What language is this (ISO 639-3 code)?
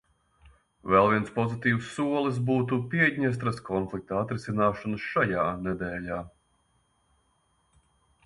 lav